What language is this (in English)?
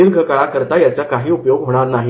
Marathi